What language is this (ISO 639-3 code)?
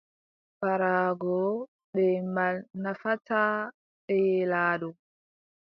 fub